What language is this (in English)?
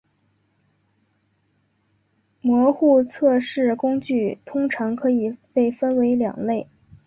Chinese